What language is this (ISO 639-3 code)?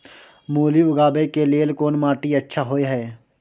mai